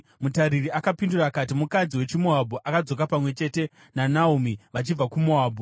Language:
Shona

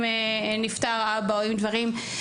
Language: Hebrew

